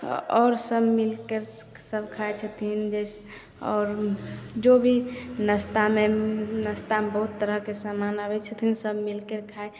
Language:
Maithili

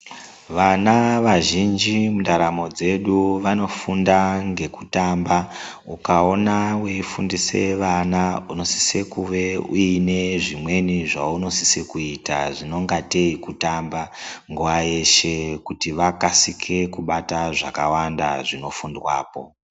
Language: Ndau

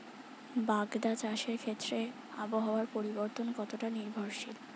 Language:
Bangla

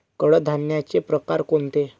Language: Marathi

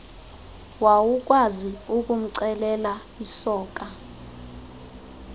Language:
Xhosa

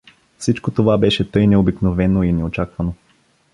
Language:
Bulgarian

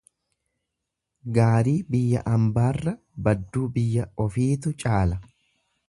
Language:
Oromo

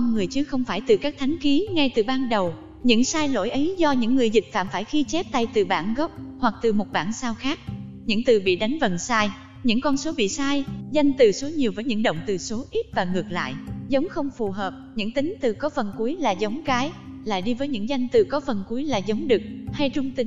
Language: Vietnamese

